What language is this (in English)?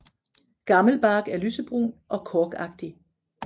Danish